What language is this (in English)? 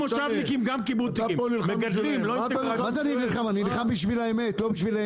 Hebrew